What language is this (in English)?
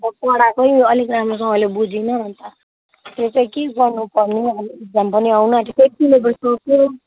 Nepali